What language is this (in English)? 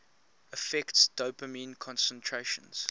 English